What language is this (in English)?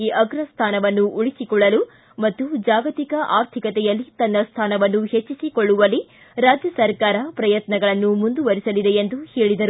Kannada